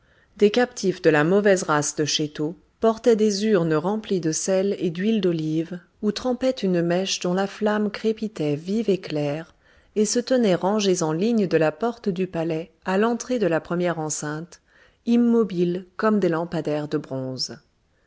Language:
French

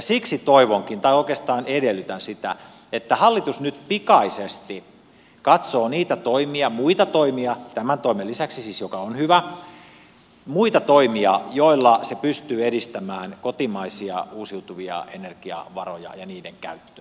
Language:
Finnish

